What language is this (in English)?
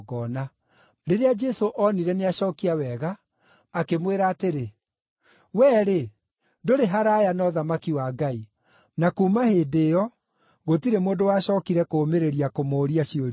Kikuyu